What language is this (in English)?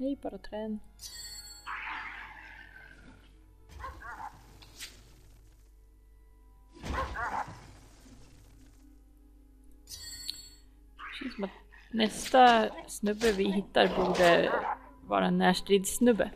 Swedish